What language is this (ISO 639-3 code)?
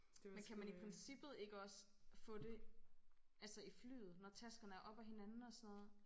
dan